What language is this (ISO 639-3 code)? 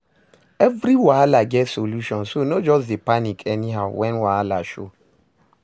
pcm